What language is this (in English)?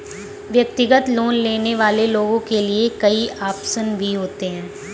Hindi